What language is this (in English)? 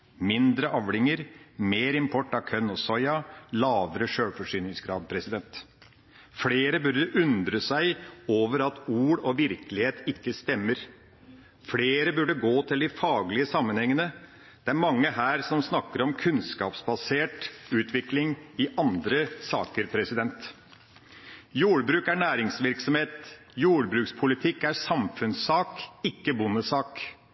Norwegian Bokmål